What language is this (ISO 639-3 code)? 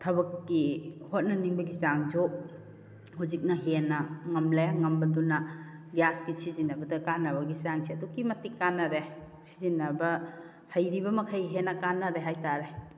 mni